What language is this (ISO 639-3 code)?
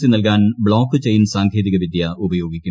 mal